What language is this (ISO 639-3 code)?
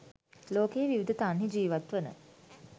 sin